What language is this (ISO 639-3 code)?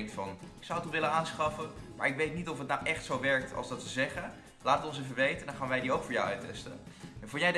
nld